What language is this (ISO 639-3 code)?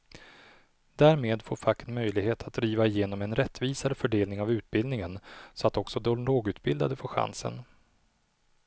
swe